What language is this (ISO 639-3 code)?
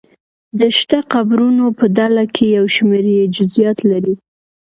pus